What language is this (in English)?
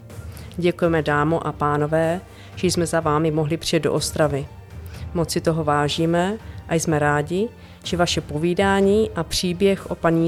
Czech